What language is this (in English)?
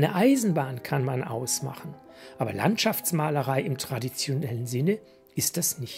German